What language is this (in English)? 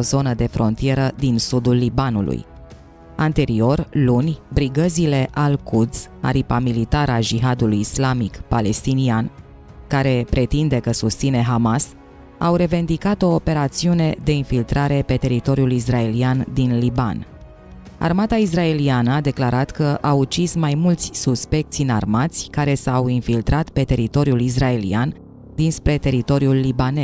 Romanian